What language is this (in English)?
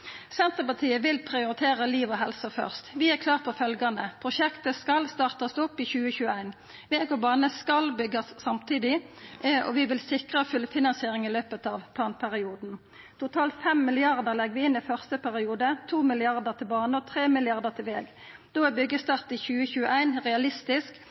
Norwegian Nynorsk